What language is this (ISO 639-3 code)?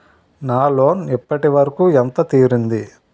tel